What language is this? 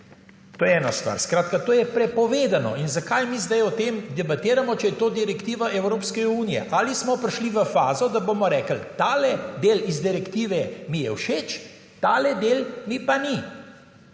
Slovenian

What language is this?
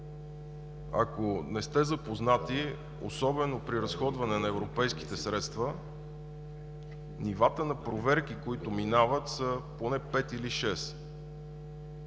Bulgarian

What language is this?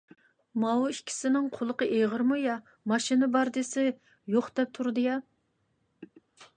Uyghur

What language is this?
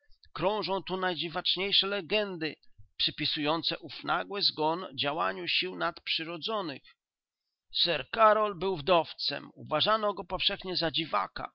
Polish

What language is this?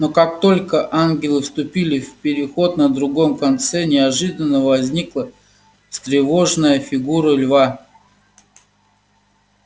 Russian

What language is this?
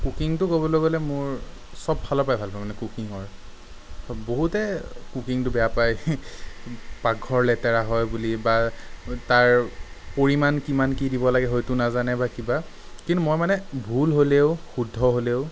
Assamese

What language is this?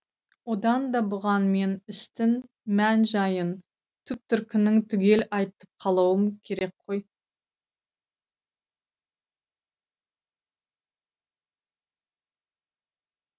Kazakh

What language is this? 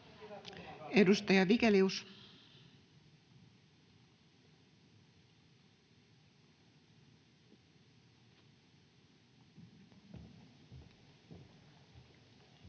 Finnish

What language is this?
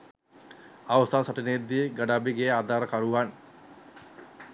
Sinhala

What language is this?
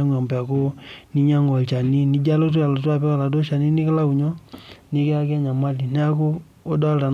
Masai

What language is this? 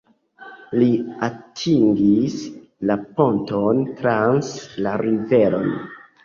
Esperanto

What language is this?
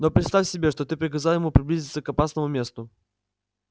Russian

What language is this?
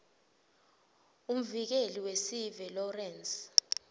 Swati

